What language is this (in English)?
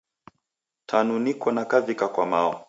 Taita